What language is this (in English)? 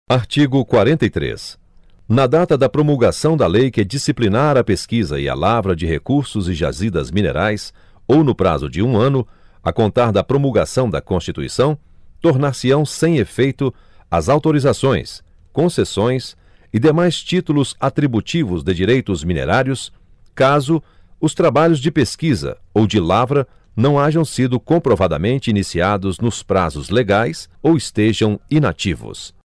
Portuguese